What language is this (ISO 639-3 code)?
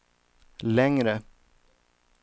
swe